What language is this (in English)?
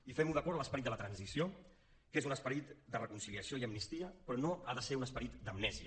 Catalan